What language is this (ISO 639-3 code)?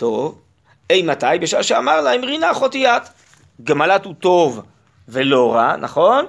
heb